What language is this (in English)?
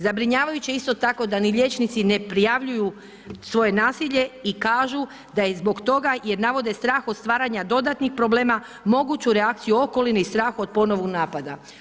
Croatian